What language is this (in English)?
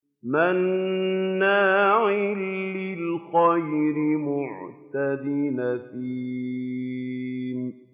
Arabic